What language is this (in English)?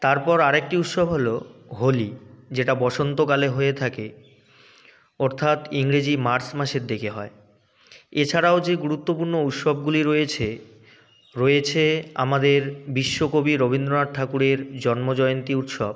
Bangla